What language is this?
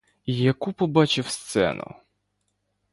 Ukrainian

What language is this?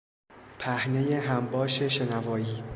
Persian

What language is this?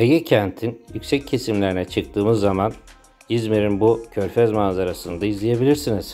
Turkish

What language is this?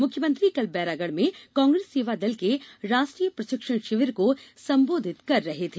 Hindi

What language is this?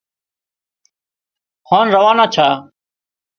Wadiyara Koli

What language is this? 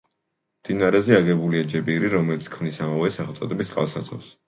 Georgian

